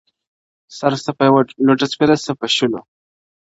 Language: Pashto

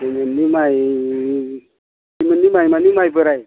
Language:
Bodo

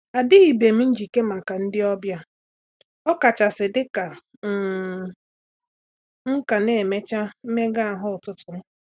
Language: Igbo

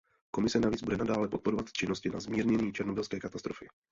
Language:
Czech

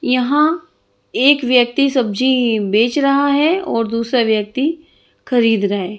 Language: Hindi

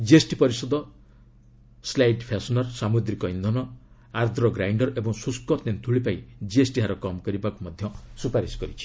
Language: Odia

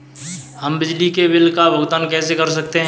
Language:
Hindi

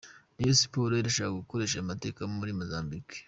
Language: Kinyarwanda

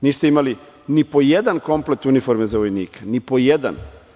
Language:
Serbian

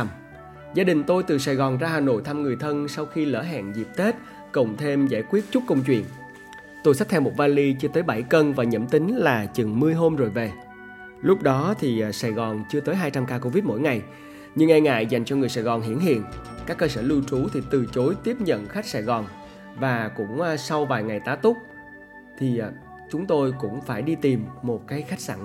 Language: Vietnamese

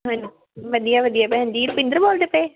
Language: Punjabi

